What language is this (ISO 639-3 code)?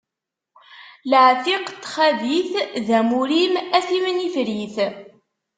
kab